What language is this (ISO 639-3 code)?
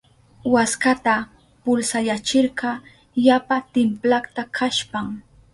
qup